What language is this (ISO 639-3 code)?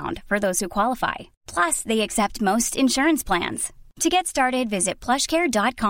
swe